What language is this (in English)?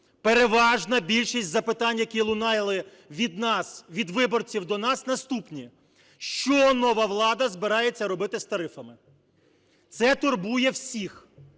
Ukrainian